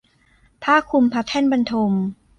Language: Thai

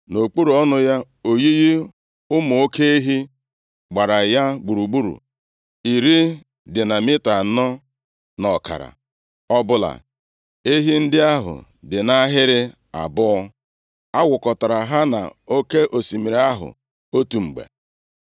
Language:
Igbo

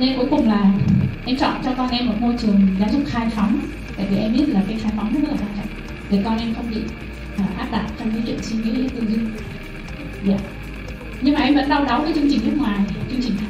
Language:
Vietnamese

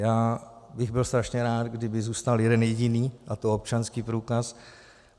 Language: Czech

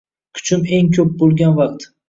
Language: Uzbek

